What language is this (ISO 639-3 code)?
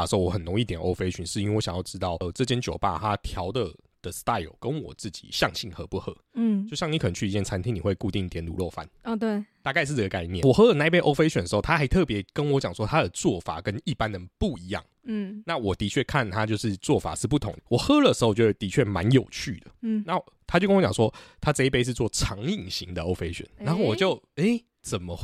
zho